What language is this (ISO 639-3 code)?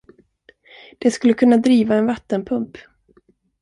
swe